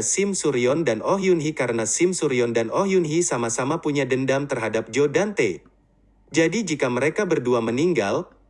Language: Indonesian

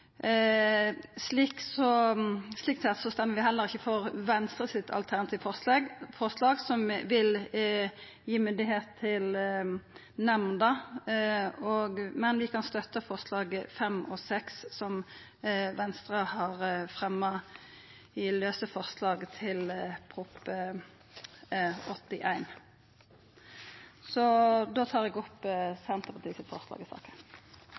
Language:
Norwegian Nynorsk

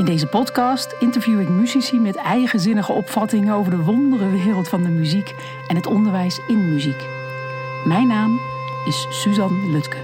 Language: Dutch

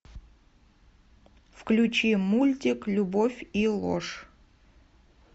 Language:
Russian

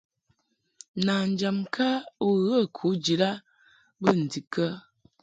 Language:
Mungaka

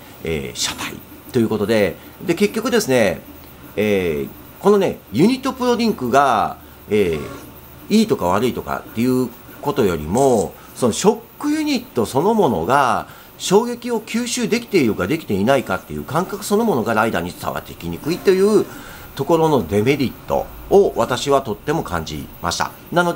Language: Japanese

